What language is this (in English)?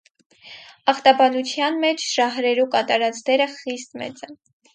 Armenian